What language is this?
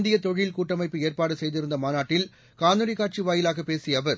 Tamil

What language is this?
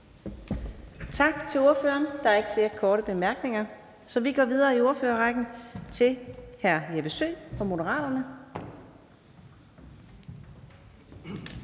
Danish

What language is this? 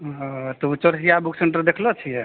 Maithili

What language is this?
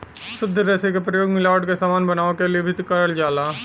Bhojpuri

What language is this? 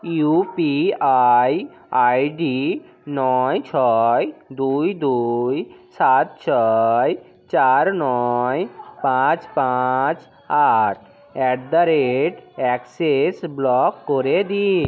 Bangla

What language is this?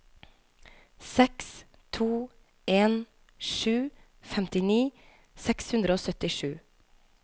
Norwegian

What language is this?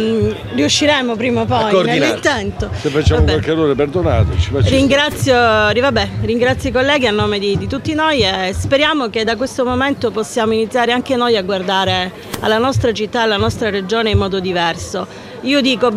Italian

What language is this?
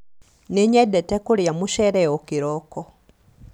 Kikuyu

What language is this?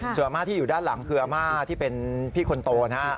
Thai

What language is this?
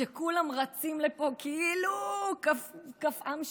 Hebrew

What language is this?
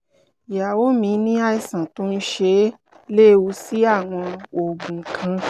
Yoruba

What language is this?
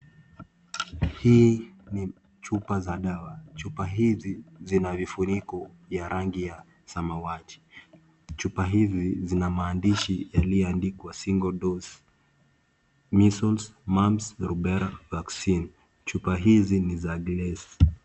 Swahili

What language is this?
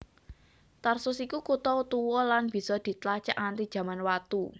Javanese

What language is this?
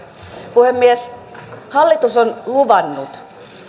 Finnish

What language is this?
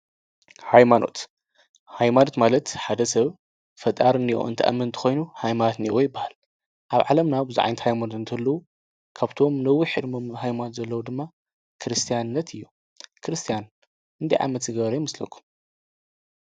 Tigrinya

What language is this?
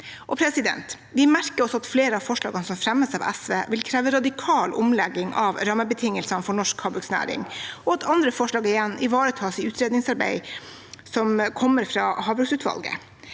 Norwegian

